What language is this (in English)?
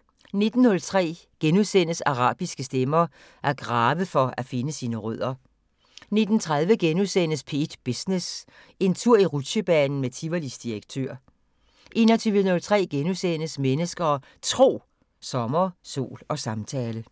Danish